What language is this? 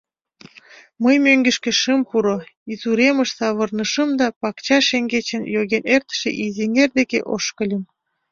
Mari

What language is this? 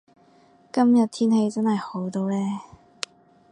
Cantonese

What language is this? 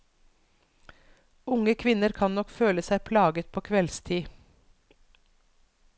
Norwegian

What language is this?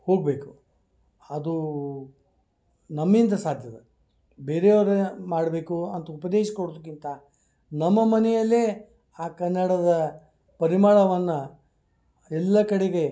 Kannada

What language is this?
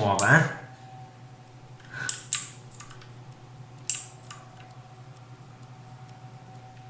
Italian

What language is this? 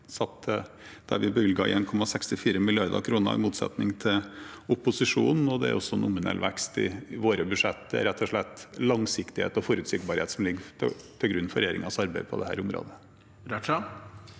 Norwegian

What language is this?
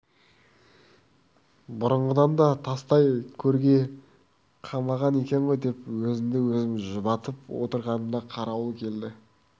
Kazakh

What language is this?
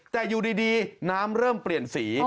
Thai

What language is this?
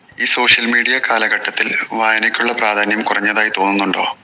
Malayalam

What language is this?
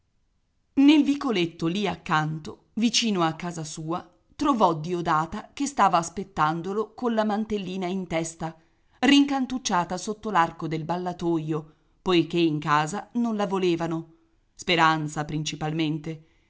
Italian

